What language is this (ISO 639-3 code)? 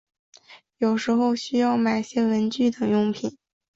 zho